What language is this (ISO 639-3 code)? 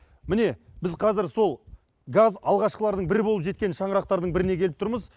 kaz